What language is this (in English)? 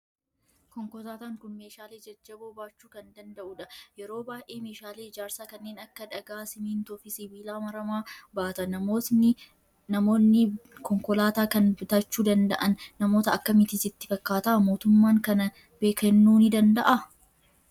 Oromo